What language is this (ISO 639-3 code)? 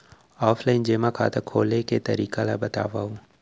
hne